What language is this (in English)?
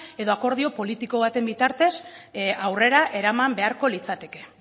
Basque